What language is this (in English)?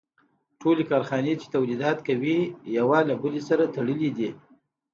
Pashto